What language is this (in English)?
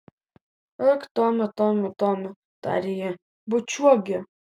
Lithuanian